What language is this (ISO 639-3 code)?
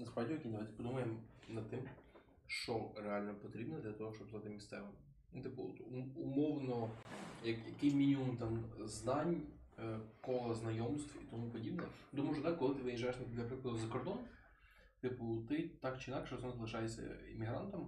ukr